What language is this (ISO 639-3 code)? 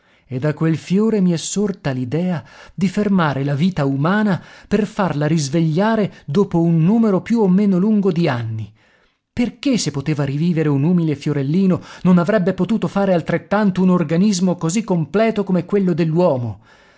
ita